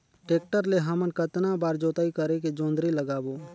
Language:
Chhattisgarhi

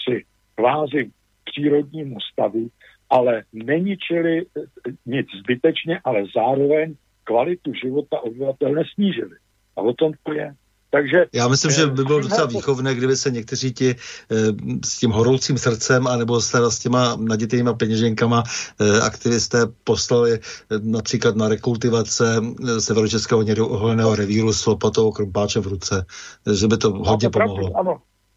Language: Czech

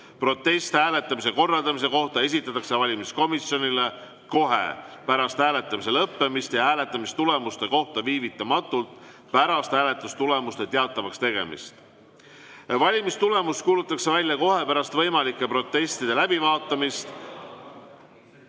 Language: Estonian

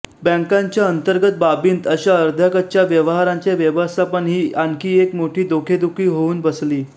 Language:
Marathi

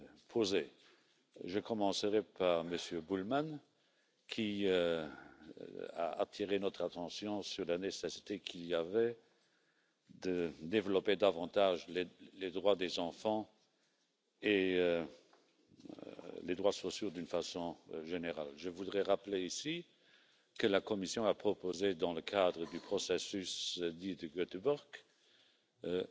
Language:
English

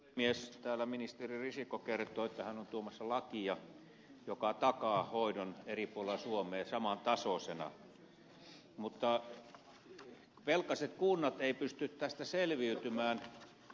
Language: Finnish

